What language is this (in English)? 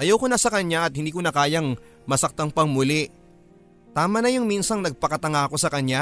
Filipino